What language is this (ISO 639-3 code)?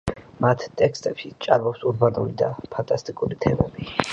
kat